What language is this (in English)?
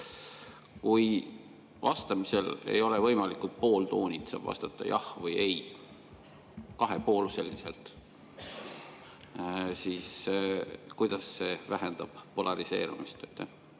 Estonian